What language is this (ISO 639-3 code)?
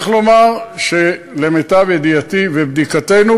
heb